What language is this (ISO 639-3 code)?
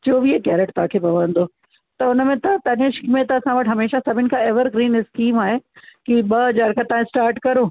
snd